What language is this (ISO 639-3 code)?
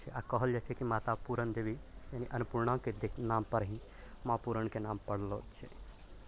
mai